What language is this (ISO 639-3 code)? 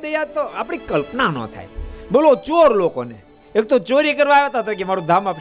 guj